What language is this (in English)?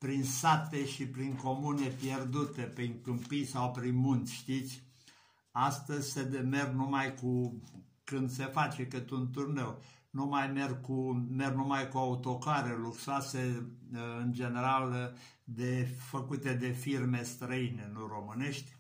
Romanian